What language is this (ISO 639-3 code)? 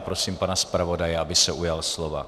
ces